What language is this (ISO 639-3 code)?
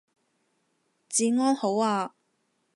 yue